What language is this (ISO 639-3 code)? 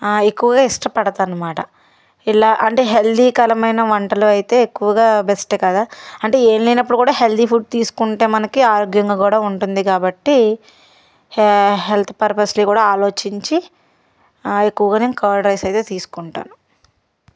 tel